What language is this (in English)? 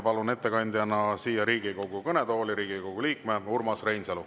Estonian